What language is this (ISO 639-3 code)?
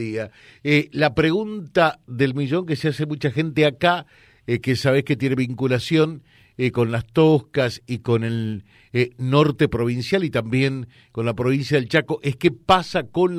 spa